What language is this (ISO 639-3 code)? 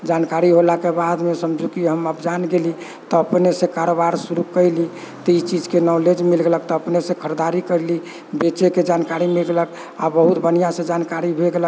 mai